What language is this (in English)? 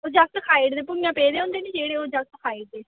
Dogri